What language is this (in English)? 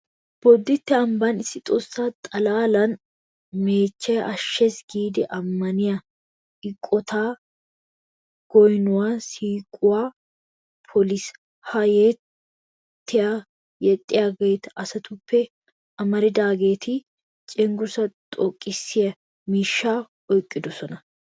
Wolaytta